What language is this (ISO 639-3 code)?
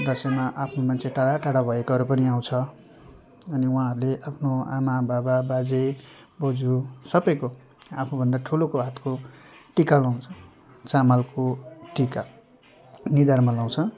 nep